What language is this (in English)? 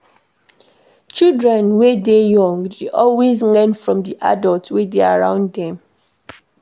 Nigerian Pidgin